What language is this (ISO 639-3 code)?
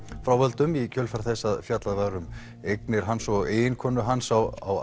isl